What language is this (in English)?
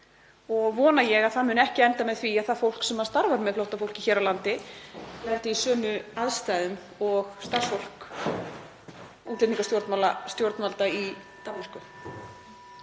Icelandic